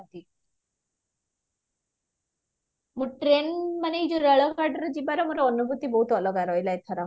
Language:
Odia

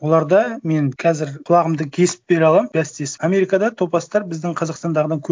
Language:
Kazakh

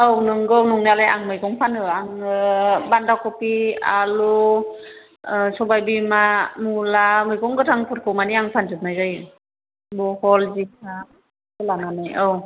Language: Bodo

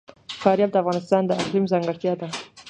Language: Pashto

